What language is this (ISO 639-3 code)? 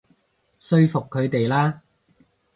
yue